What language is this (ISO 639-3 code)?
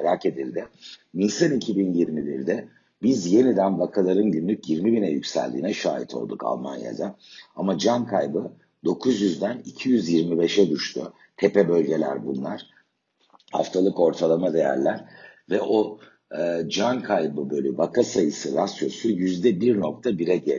tur